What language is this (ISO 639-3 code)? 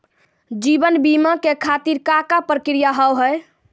mai